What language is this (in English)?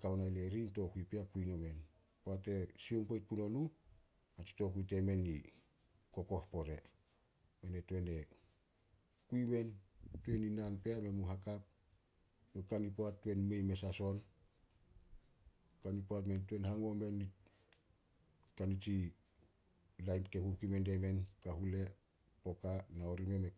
Solos